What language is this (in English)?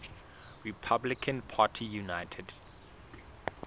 Southern Sotho